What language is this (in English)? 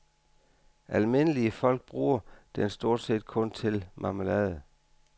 Danish